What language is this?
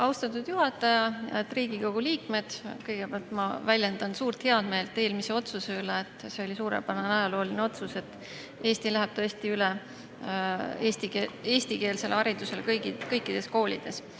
Estonian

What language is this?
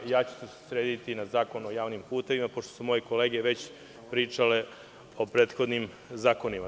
Serbian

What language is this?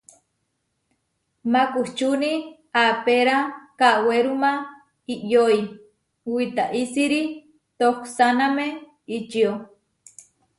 Huarijio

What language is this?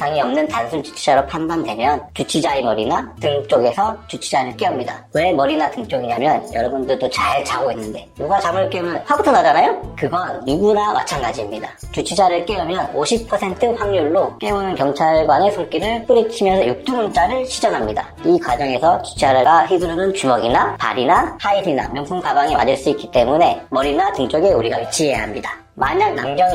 Korean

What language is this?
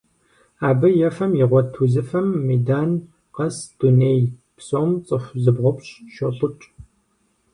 Kabardian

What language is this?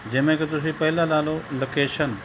Punjabi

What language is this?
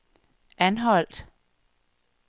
Danish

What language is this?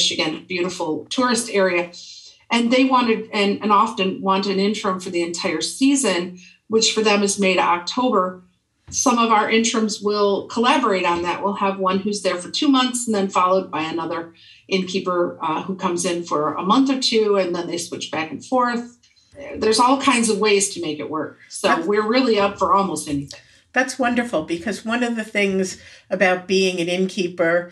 English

